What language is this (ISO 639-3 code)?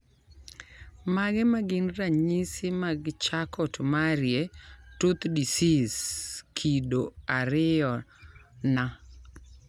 luo